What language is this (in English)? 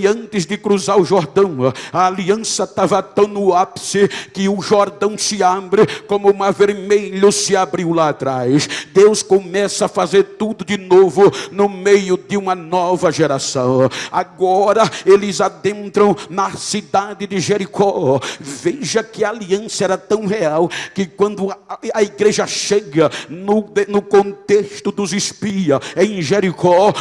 Portuguese